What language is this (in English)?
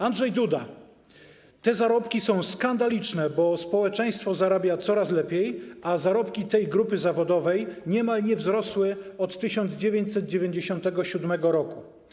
Polish